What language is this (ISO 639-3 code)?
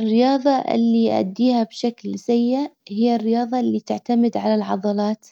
acw